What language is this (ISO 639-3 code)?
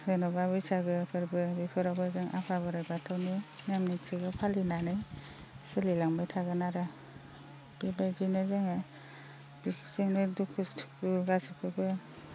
brx